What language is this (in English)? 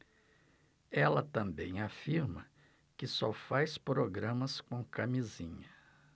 Portuguese